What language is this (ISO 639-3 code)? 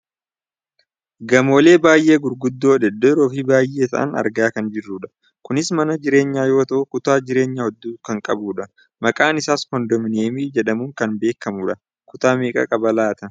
orm